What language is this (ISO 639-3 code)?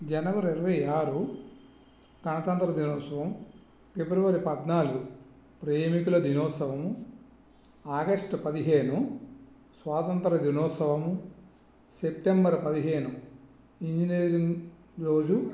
tel